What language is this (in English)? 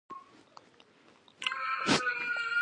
Pashto